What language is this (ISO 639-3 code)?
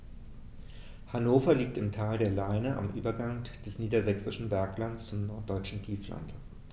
deu